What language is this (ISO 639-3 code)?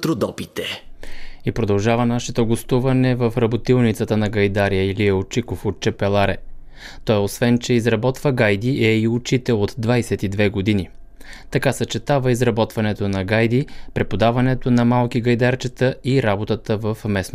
bul